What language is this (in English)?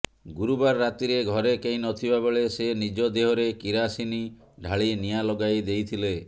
Odia